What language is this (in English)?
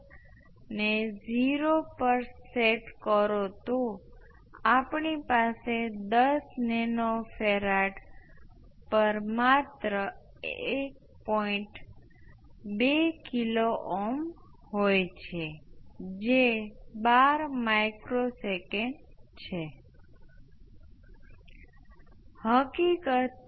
Gujarati